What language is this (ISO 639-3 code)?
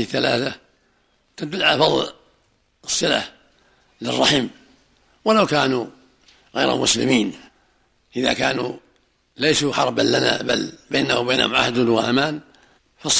ara